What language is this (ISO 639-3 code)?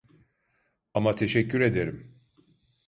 tur